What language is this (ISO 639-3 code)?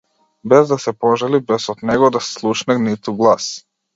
mkd